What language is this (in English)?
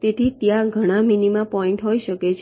Gujarati